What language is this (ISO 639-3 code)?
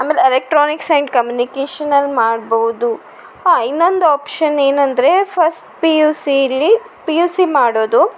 kan